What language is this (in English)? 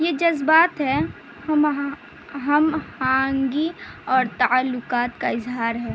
Urdu